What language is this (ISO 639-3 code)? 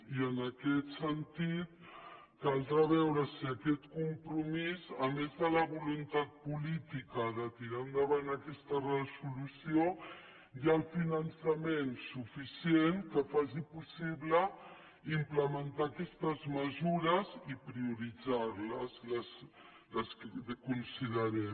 cat